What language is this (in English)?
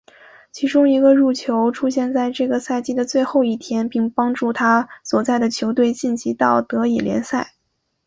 Chinese